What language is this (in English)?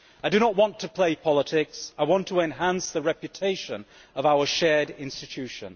English